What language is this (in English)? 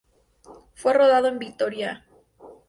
Spanish